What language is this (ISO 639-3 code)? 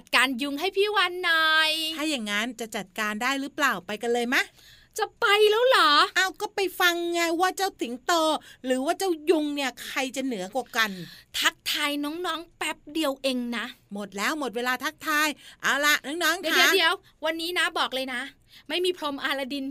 tha